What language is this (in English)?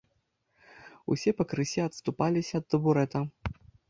Belarusian